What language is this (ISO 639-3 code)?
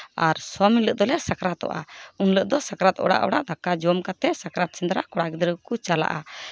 sat